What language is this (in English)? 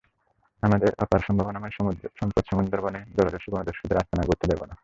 Bangla